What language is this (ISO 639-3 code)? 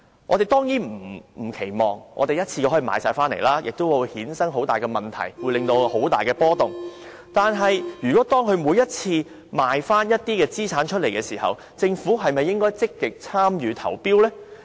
yue